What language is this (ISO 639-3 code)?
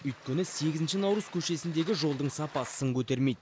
kaz